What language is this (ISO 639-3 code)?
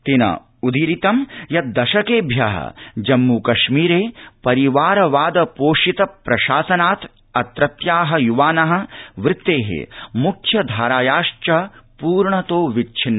san